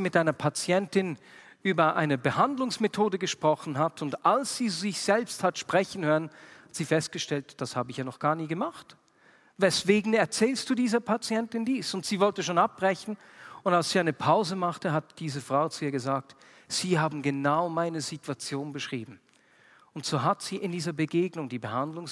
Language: German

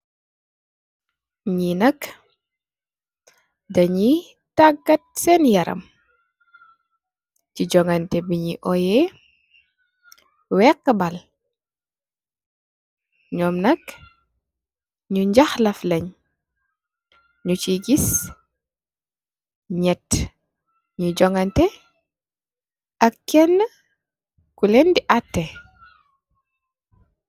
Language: Wolof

